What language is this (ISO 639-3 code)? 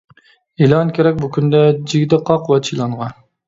uig